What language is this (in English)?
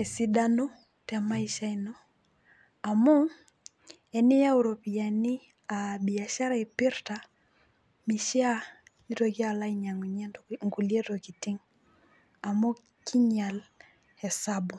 Masai